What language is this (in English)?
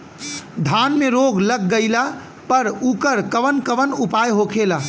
Bhojpuri